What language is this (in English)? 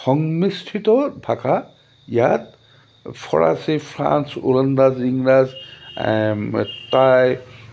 Assamese